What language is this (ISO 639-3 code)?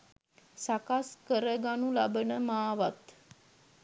sin